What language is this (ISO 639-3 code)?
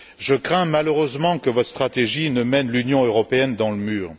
fra